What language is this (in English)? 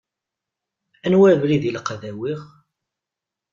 Kabyle